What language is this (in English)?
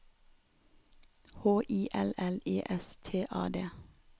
Norwegian